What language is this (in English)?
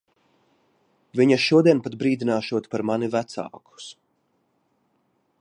Latvian